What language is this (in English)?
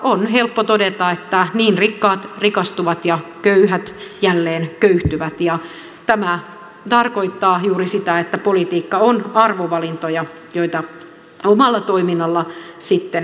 Finnish